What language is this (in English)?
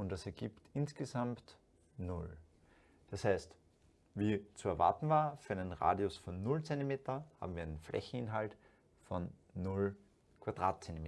German